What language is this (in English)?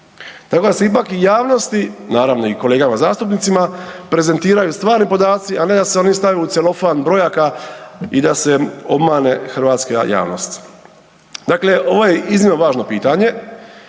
Croatian